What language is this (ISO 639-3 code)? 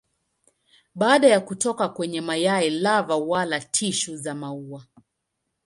swa